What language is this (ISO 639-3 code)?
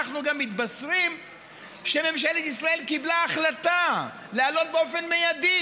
heb